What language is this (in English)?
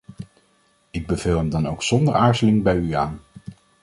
Dutch